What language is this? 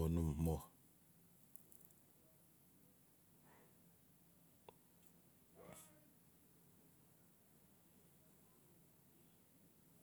Notsi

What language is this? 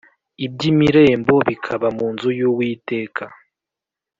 Kinyarwanda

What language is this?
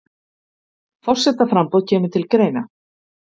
Icelandic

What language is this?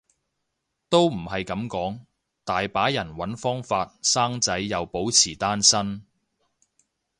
Cantonese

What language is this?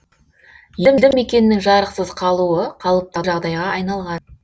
Kazakh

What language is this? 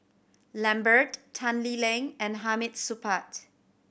English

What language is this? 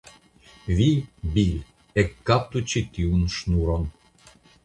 Esperanto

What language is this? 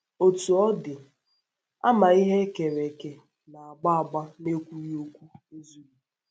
Igbo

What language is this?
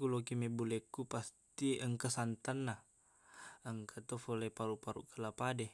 Buginese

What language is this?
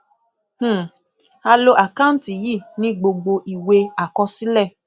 Yoruba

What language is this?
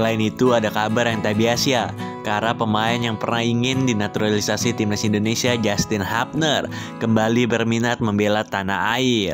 Indonesian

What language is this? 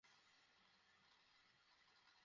Bangla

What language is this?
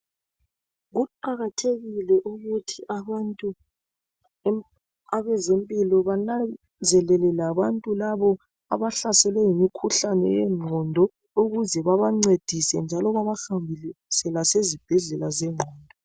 North Ndebele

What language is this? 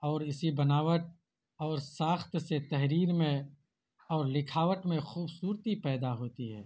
Urdu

